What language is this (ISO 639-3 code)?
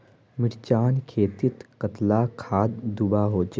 mag